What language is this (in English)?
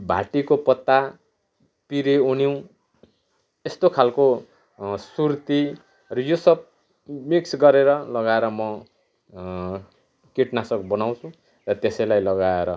Nepali